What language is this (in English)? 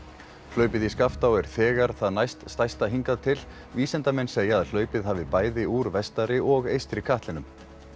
Icelandic